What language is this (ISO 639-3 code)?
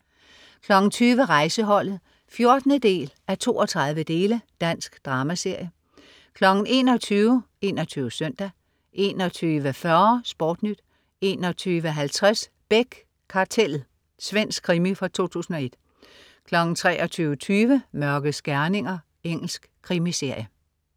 dan